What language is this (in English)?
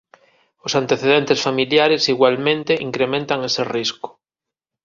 Galician